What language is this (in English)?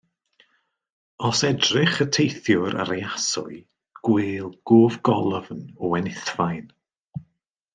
Welsh